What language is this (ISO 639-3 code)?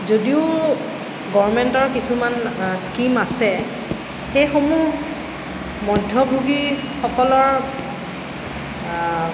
asm